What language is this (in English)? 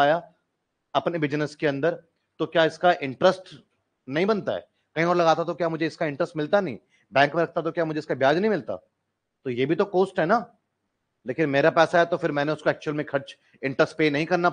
Hindi